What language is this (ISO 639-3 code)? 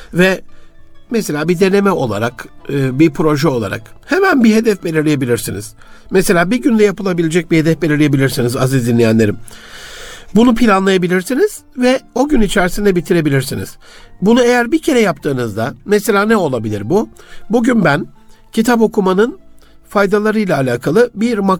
tur